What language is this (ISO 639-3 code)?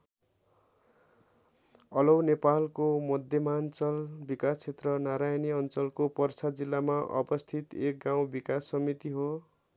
nep